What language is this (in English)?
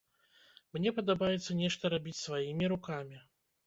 Belarusian